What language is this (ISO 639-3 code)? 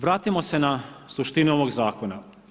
hrv